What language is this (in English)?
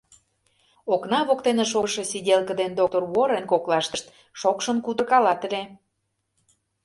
Mari